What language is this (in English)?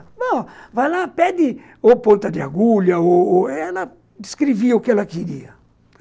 Portuguese